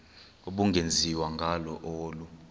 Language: Xhosa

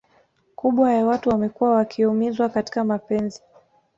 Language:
Swahili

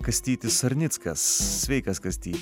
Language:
Lithuanian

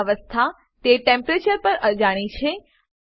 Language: Gujarati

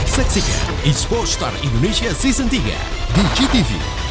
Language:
Indonesian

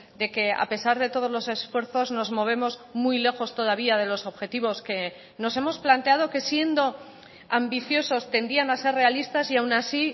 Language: Spanish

